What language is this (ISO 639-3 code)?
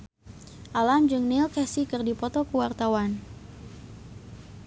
sun